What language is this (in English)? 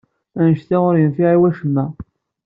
Kabyle